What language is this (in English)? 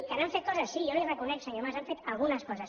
Catalan